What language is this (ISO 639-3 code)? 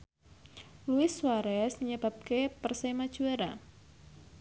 jav